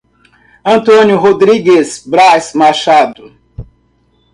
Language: Portuguese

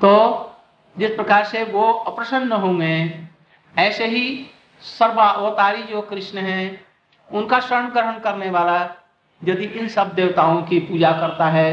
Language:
Hindi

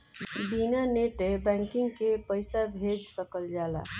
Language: Bhojpuri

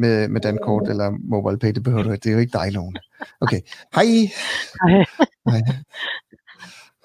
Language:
Danish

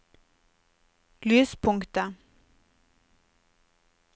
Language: Norwegian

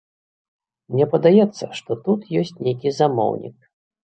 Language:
Belarusian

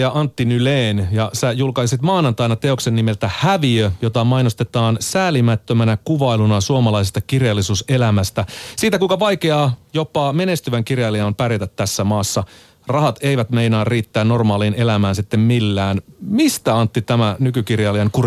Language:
Finnish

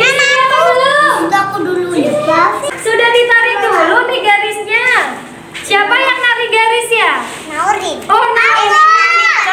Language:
Indonesian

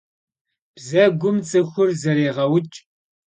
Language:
Kabardian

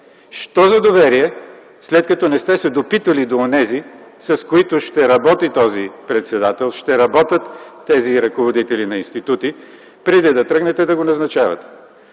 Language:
Bulgarian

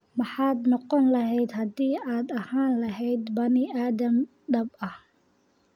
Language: Somali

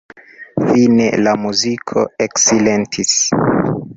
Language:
Esperanto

